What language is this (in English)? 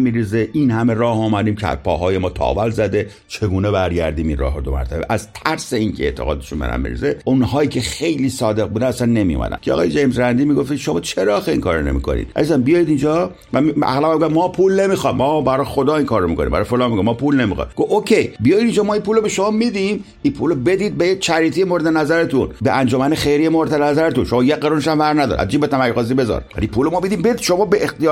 Persian